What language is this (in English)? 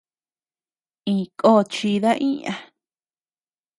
Tepeuxila Cuicatec